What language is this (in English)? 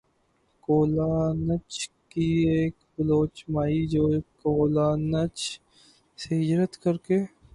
Urdu